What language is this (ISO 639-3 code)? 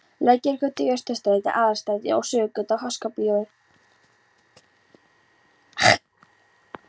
isl